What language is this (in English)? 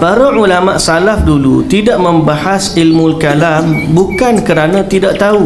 Malay